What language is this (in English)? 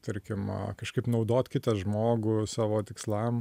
Lithuanian